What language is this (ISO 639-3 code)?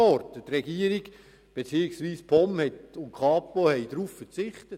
gsw